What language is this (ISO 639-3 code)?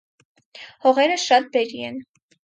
hye